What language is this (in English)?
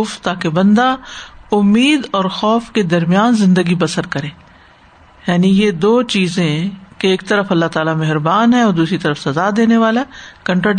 Urdu